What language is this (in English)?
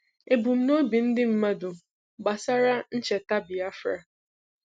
Igbo